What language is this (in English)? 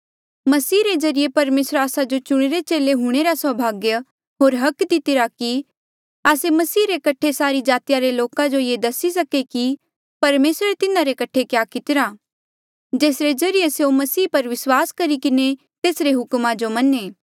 Mandeali